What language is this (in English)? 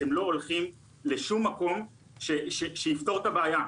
Hebrew